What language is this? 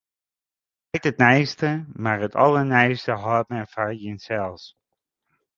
Western Frisian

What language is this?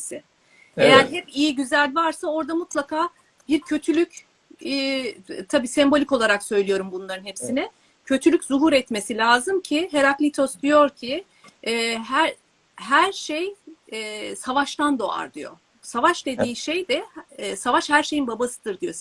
Turkish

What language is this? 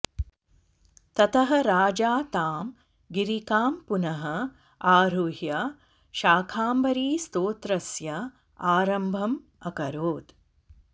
Sanskrit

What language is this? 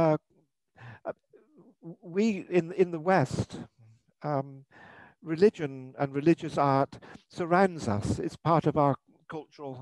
English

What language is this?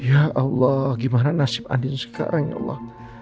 Indonesian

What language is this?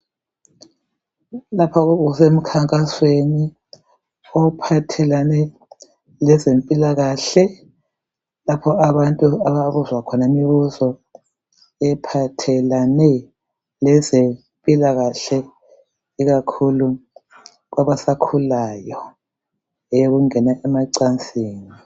North Ndebele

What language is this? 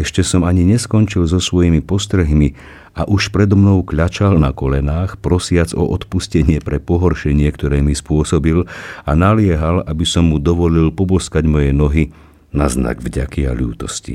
Slovak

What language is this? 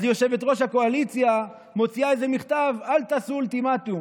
Hebrew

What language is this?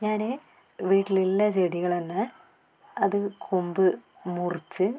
Malayalam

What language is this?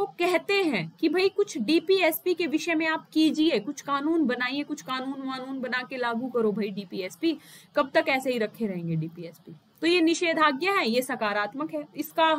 Hindi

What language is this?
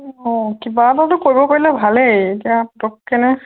Assamese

